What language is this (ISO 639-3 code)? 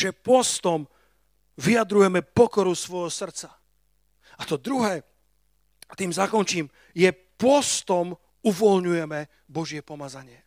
slk